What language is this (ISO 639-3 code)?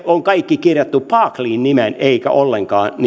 fin